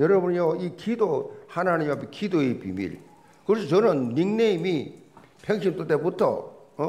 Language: Korean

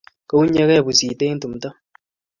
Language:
Kalenjin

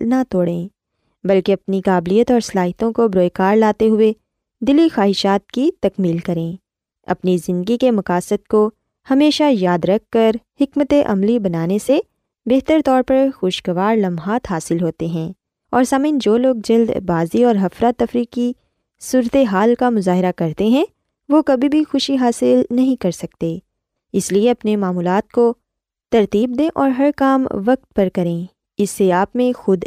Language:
Urdu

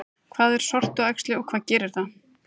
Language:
Icelandic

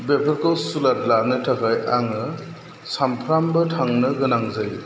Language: Bodo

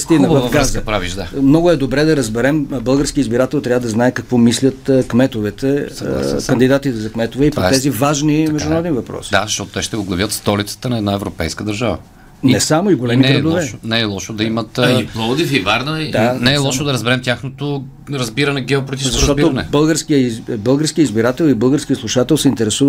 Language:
Bulgarian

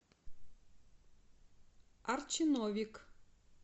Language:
Russian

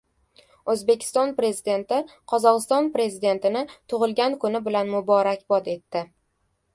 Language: Uzbek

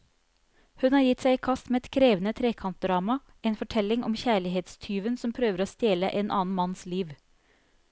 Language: Norwegian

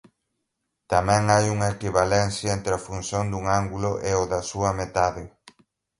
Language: Galician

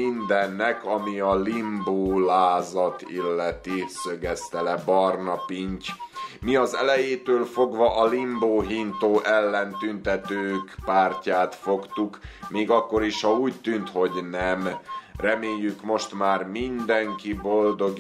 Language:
Hungarian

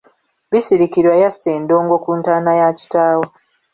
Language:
Ganda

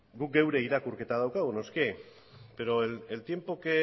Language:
Basque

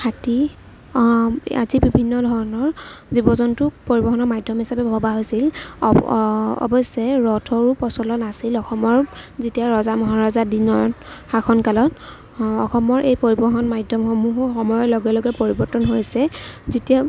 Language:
Assamese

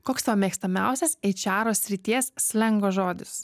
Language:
Lithuanian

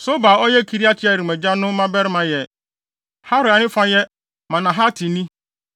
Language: Akan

